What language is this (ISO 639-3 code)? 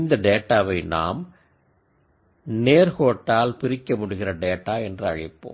tam